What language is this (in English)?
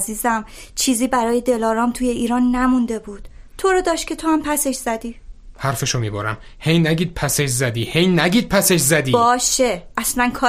Persian